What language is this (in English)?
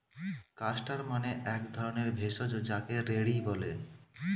Bangla